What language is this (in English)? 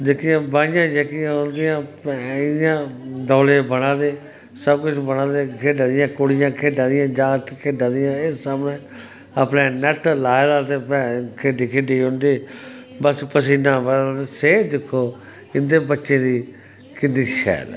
Dogri